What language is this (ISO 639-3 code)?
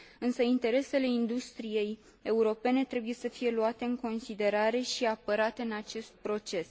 ron